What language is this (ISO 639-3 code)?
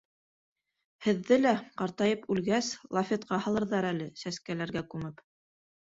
bak